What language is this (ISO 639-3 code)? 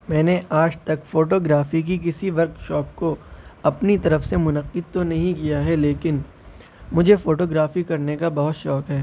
urd